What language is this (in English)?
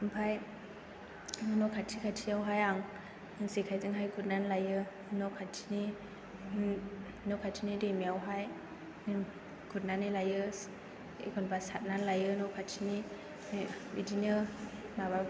Bodo